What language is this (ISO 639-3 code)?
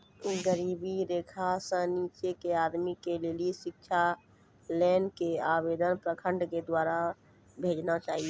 mai